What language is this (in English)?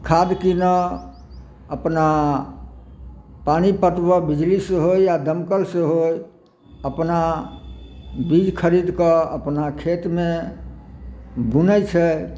Maithili